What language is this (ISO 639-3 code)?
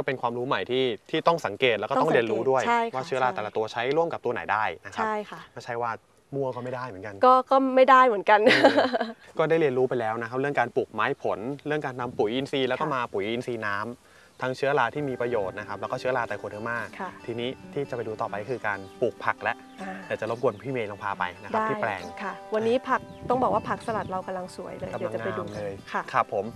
tha